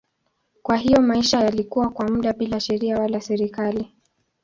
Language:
Swahili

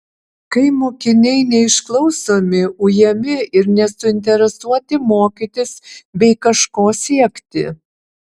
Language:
Lithuanian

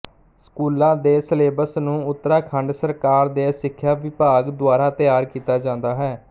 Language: Punjabi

